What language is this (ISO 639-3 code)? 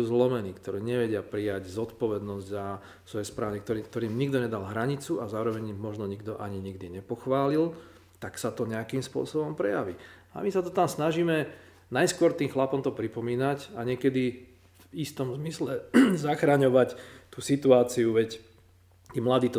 slk